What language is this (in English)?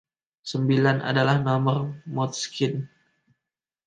Indonesian